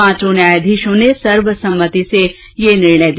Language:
Hindi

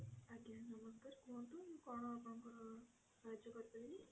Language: Odia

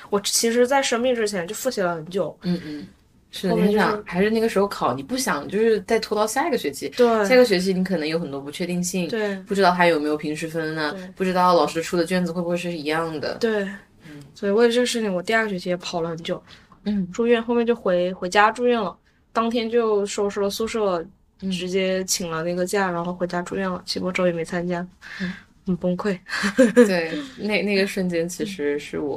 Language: Chinese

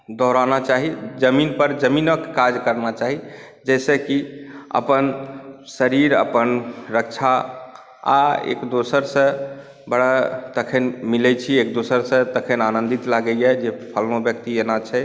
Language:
Maithili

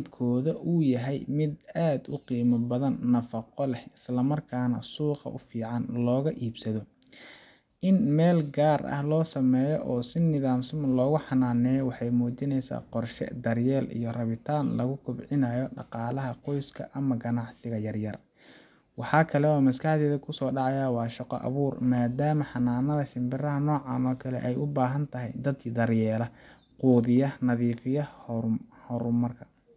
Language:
Somali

